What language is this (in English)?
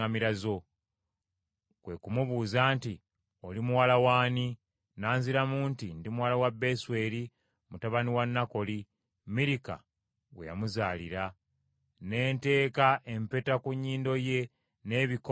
Ganda